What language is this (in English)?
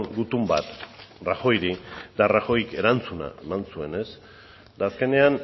Basque